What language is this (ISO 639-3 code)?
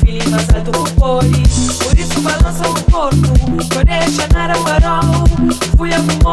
eng